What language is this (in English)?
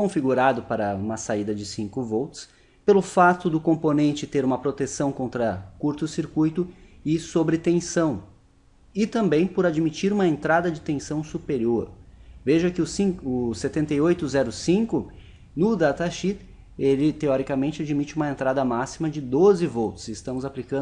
Portuguese